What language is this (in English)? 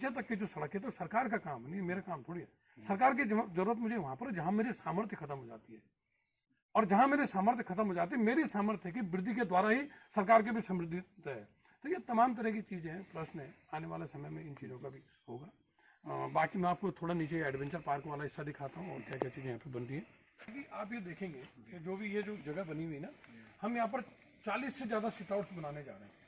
Hindi